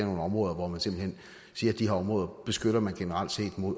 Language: Danish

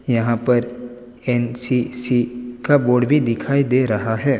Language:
Hindi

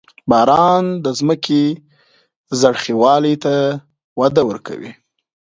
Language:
Pashto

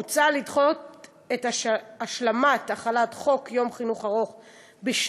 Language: Hebrew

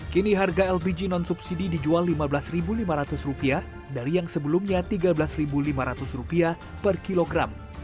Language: Indonesian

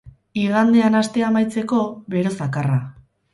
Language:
Basque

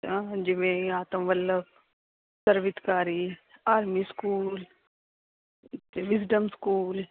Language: Punjabi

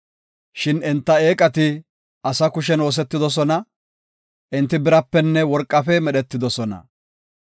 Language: Gofa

